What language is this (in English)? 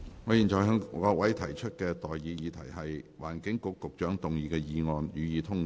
Cantonese